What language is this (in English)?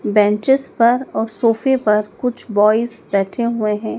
Hindi